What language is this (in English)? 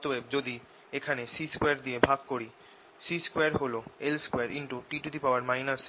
Bangla